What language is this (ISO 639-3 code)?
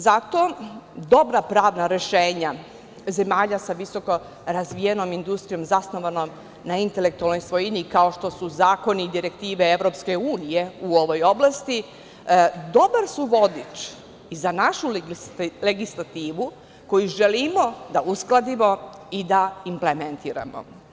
srp